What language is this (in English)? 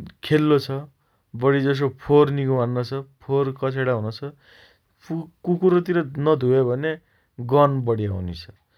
Dotyali